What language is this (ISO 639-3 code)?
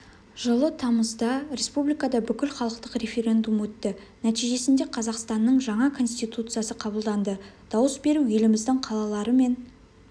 kaz